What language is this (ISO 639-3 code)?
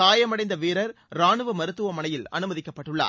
tam